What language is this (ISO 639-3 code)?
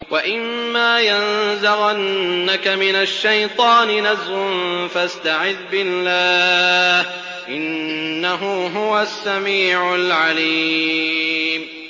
ara